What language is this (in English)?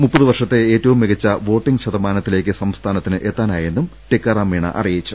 Malayalam